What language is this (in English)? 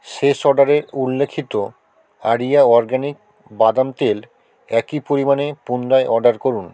Bangla